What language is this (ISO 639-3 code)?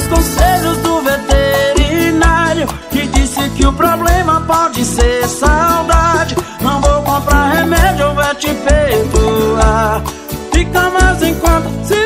por